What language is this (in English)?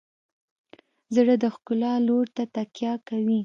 Pashto